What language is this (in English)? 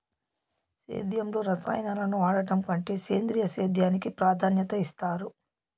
Telugu